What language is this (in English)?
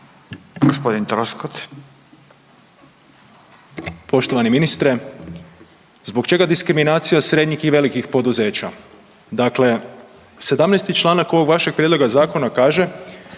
Croatian